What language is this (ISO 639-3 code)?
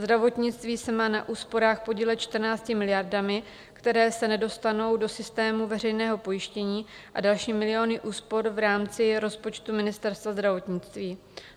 ces